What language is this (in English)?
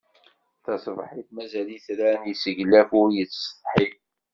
Kabyle